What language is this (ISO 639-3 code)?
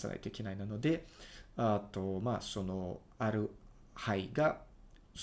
jpn